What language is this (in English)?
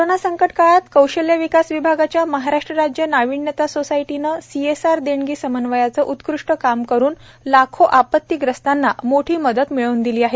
Marathi